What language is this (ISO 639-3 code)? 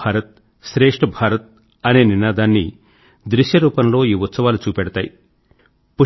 tel